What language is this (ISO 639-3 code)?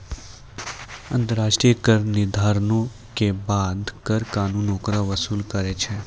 mai